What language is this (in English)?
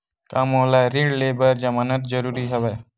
Chhattisgarhi